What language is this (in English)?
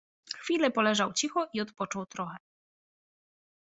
Polish